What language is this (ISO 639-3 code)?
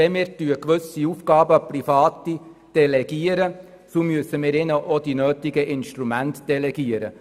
gsw